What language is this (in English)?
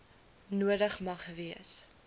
Afrikaans